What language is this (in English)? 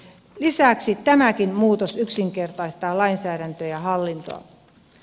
Finnish